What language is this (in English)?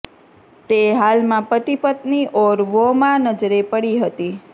Gujarati